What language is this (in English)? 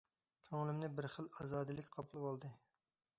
Uyghur